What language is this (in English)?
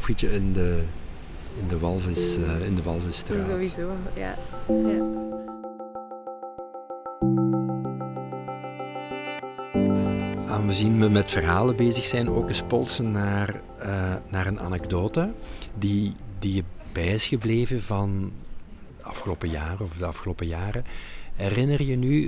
Dutch